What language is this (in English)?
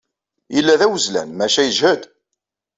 Kabyle